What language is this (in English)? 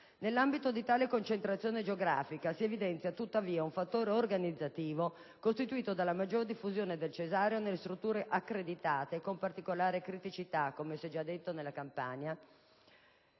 Italian